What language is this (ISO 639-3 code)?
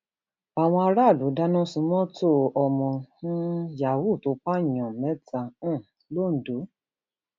yor